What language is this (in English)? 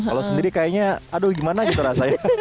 Indonesian